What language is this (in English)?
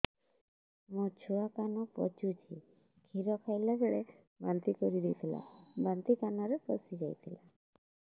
Odia